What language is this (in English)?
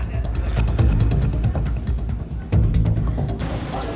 Indonesian